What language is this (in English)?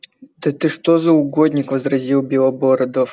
Russian